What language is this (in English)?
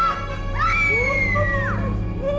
Indonesian